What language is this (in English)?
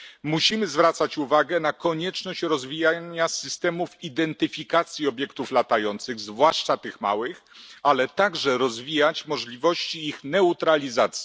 Polish